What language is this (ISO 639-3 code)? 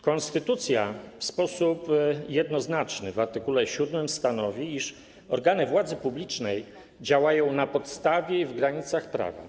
pol